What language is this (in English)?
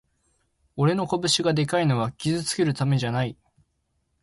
Japanese